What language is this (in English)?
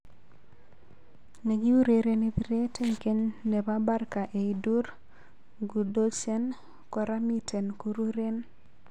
Kalenjin